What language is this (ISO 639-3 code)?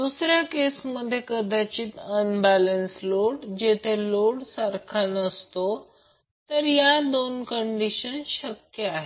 mar